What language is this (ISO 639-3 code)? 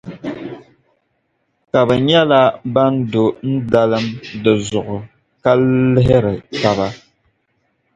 dag